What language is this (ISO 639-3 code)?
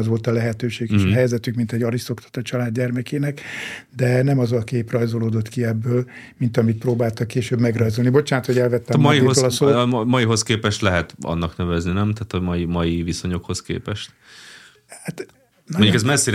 hun